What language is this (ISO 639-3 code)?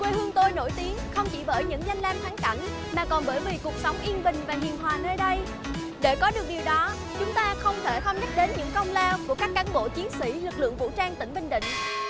vie